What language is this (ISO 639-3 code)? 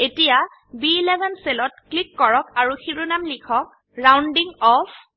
asm